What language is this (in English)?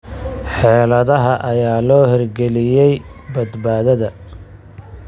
Somali